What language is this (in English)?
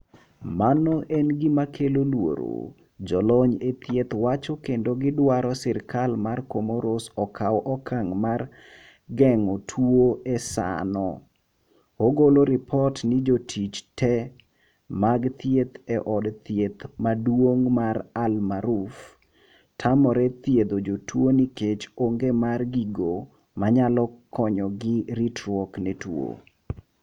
Luo (Kenya and Tanzania)